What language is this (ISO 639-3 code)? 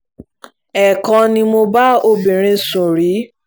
yor